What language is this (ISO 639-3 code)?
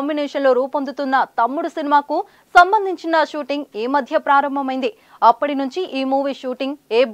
tel